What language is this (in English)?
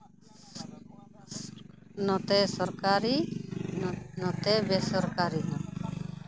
Santali